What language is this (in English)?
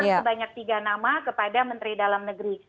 Indonesian